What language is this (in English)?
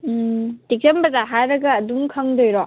Manipuri